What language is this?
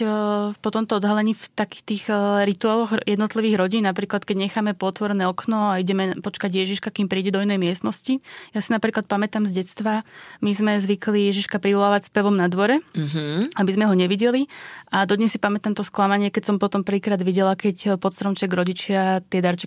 Slovak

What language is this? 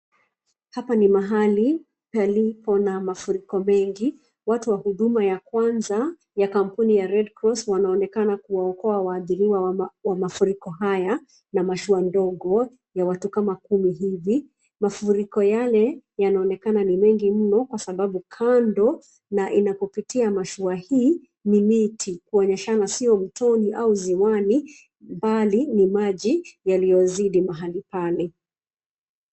Swahili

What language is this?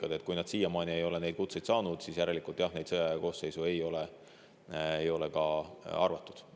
Estonian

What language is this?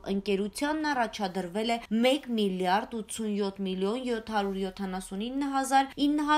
Romanian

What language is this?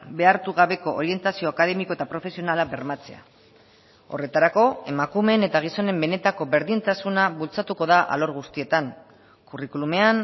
Basque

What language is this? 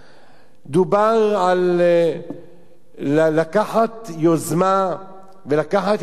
Hebrew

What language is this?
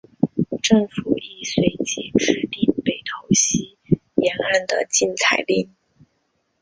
Chinese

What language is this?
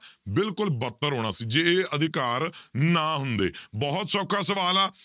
Punjabi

